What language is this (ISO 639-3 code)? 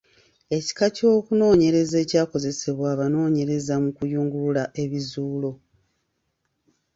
lug